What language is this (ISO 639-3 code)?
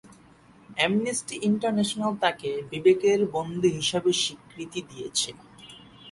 ben